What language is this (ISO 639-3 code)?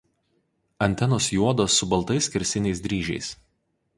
lit